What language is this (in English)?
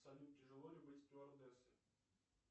Russian